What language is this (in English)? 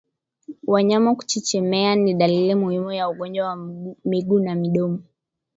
Swahili